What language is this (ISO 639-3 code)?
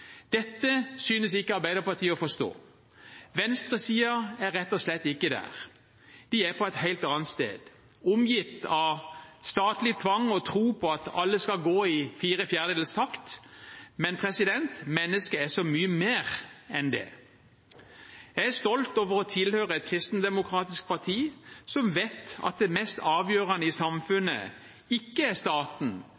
nob